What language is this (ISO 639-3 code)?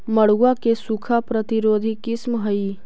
mag